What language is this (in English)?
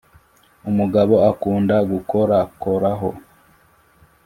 Kinyarwanda